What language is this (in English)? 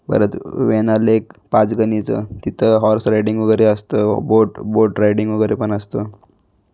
Marathi